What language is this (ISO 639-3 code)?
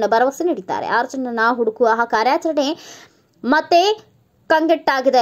kan